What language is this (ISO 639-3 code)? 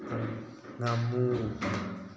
mni